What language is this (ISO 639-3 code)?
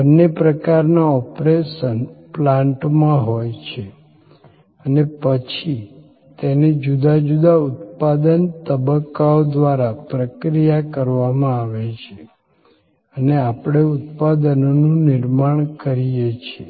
guj